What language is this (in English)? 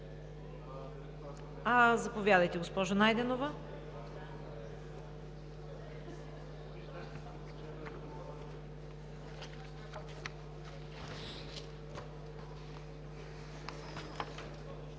Bulgarian